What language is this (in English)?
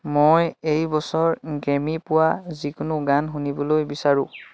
Assamese